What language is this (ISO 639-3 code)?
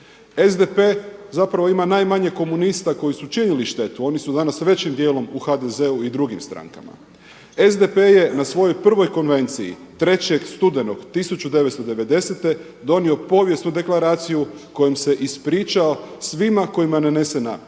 hrv